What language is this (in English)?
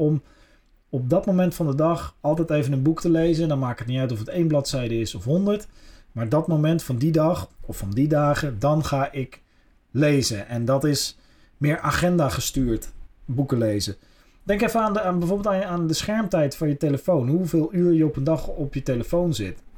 Dutch